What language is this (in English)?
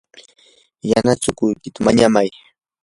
Yanahuanca Pasco Quechua